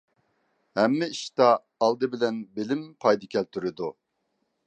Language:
Uyghur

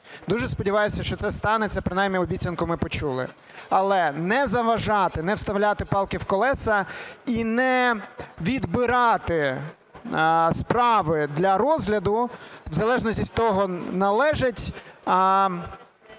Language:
Ukrainian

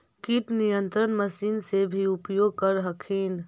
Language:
Magahi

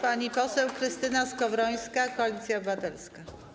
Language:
Polish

